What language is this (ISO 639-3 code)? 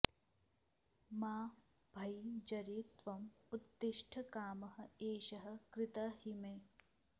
san